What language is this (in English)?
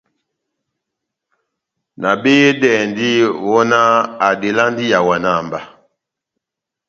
Batanga